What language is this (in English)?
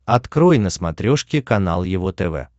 Russian